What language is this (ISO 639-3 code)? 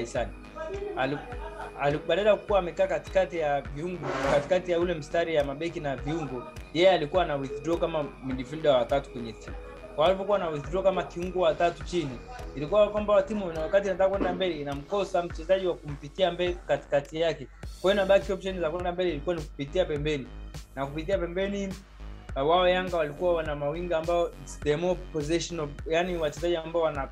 swa